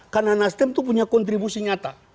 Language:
Indonesian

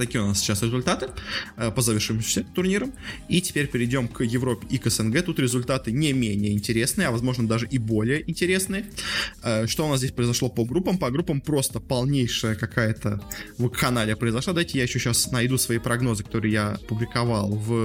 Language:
Russian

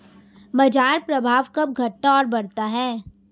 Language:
Hindi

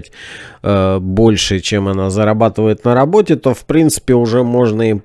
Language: Russian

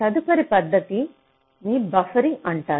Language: Telugu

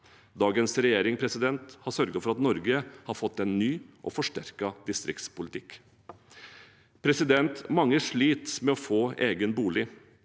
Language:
Norwegian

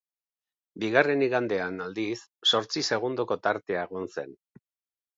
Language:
Basque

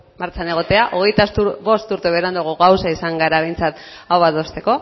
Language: Basque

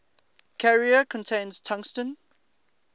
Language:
English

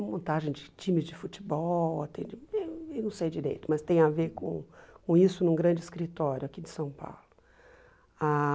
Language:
Portuguese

